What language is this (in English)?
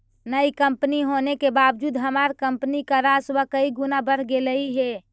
Magahi